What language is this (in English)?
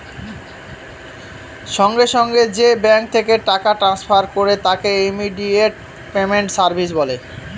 Bangla